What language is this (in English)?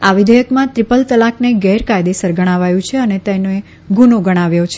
Gujarati